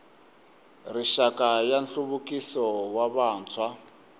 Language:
Tsonga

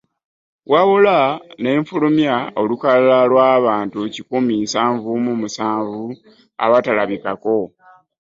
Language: Ganda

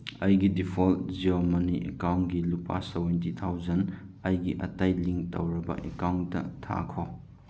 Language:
Manipuri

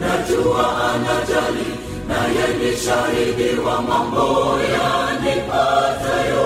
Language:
Swahili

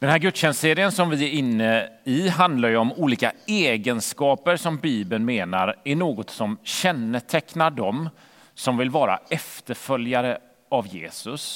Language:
Swedish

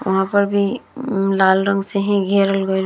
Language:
Bhojpuri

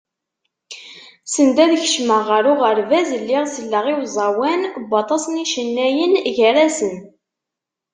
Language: Kabyle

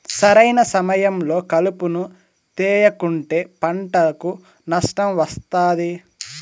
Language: Telugu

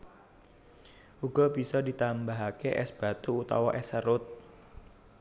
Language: Javanese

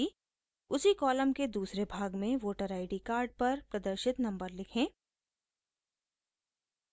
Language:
Hindi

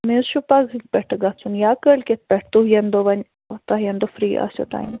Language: Kashmiri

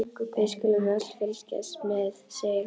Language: Icelandic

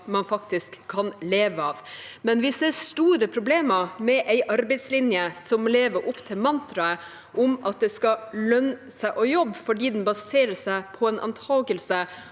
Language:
Norwegian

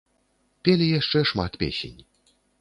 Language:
Belarusian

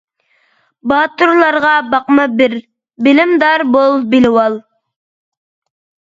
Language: Uyghur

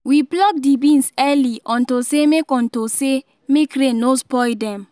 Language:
Nigerian Pidgin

